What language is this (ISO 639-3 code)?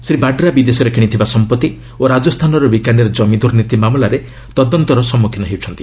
ori